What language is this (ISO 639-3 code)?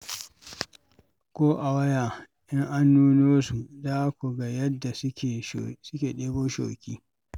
hau